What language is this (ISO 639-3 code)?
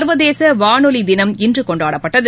tam